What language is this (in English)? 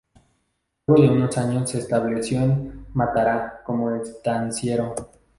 Spanish